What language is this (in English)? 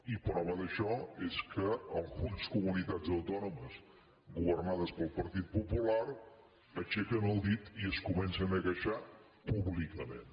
Catalan